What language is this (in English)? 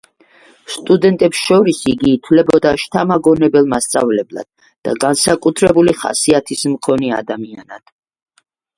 Georgian